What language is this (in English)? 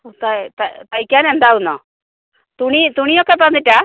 Malayalam